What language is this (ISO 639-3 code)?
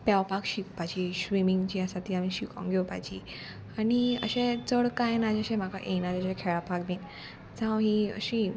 kok